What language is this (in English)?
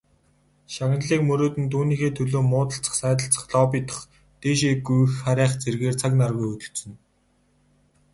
Mongolian